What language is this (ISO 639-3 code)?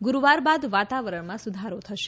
guj